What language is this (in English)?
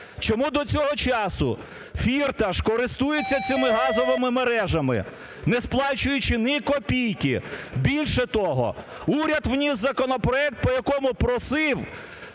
Ukrainian